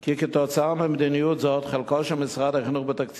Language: Hebrew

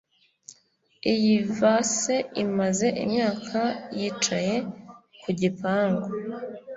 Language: Kinyarwanda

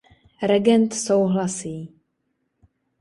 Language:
Czech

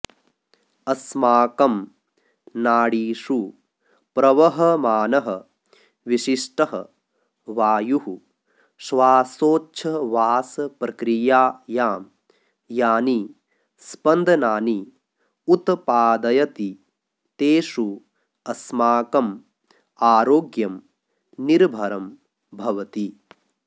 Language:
Sanskrit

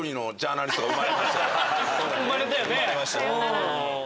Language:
Japanese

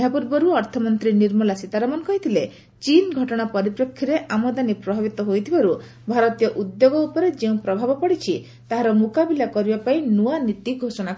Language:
Odia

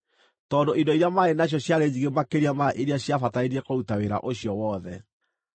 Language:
Kikuyu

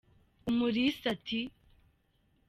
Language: Kinyarwanda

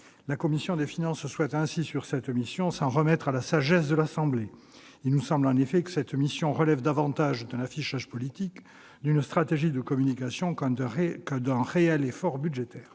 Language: French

